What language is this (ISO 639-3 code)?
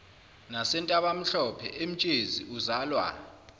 zul